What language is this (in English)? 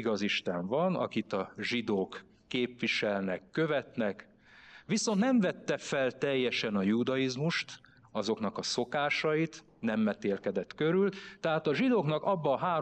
Hungarian